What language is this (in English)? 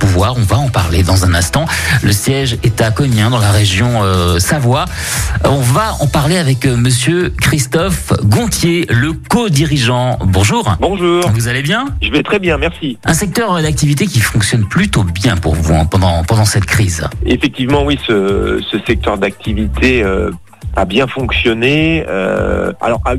French